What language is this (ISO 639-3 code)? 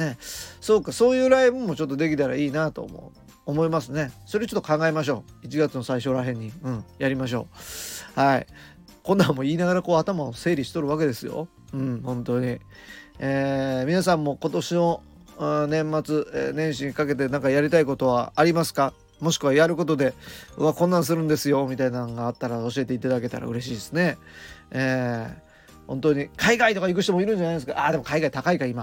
jpn